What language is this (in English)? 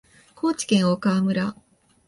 Japanese